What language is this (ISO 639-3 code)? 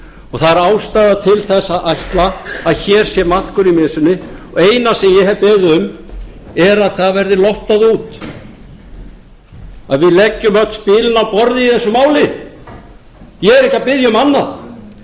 isl